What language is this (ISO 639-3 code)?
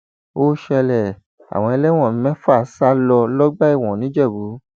yor